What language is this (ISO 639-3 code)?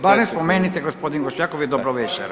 hrv